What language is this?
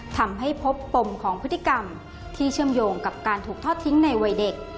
Thai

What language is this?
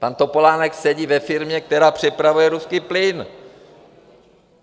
Czech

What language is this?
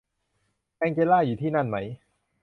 Thai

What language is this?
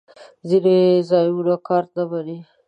Pashto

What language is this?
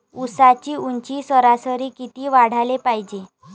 Marathi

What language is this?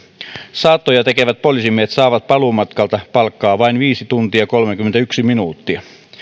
Finnish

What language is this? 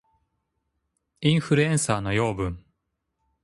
Japanese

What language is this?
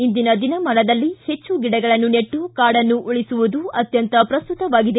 Kannada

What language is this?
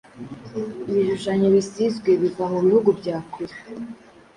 Kinyarwanda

